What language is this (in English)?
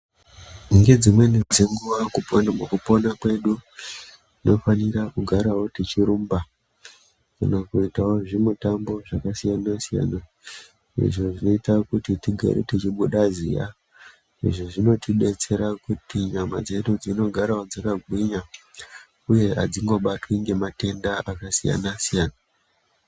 Ndau